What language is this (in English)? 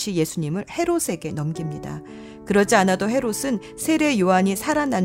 Korean